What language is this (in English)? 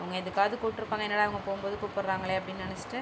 Tamil